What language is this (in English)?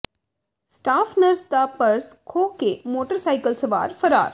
Punjabi